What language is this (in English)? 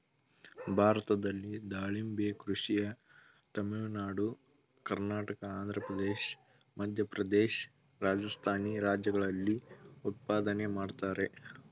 Kannada